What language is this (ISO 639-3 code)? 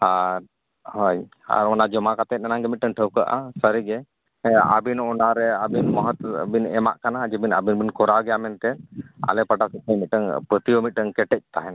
sat